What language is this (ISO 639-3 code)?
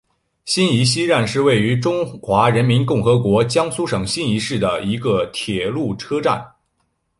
zho